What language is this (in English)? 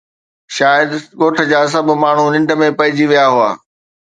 Sindhi